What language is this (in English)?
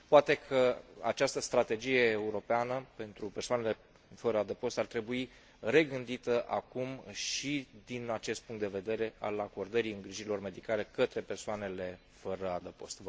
Romanian